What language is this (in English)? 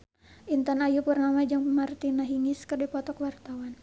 Sundanese